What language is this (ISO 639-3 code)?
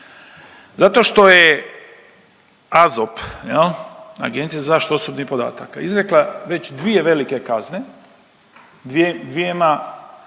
hrv